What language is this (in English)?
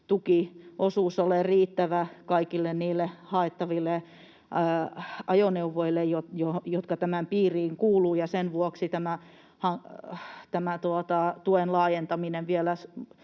Finnish